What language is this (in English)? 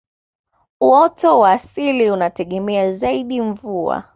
Swahili